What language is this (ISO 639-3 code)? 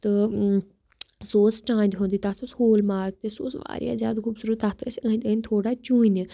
kas